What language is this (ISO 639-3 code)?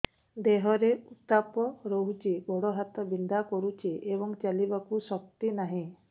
ori